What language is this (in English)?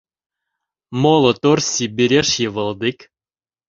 Mari